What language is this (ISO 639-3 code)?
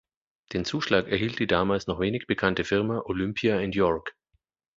deu